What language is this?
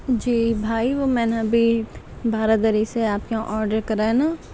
Urdu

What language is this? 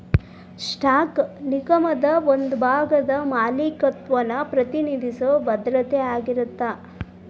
Kannada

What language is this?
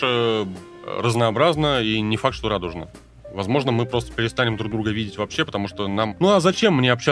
Russian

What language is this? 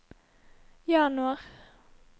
Norwegian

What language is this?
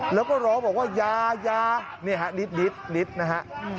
Thai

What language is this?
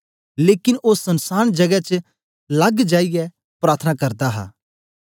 Dogri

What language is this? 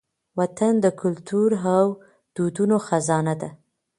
Pashto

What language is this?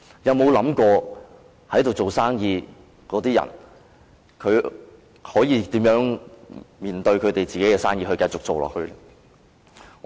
Cantonese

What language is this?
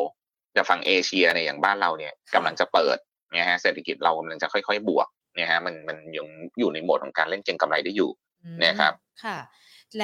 Thai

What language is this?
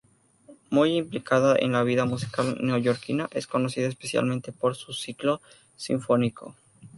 Spanish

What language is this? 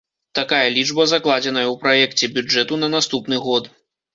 Belarusian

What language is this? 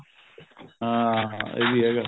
Punjabi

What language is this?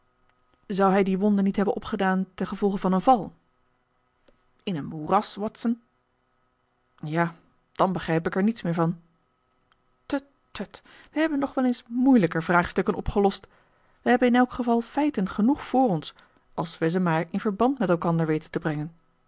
Dutch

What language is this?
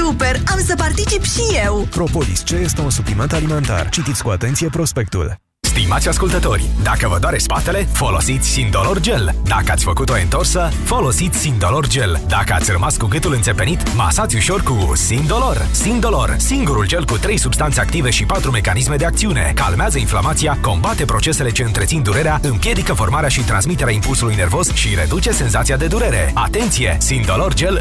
Romanian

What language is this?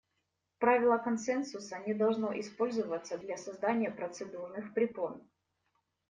Russian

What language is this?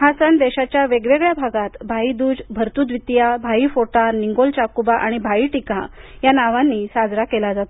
Marathi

